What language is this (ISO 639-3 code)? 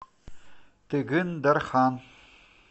rus